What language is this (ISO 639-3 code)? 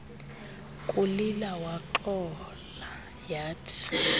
xho